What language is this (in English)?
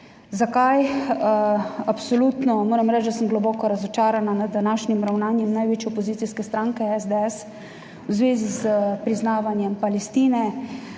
Slovenian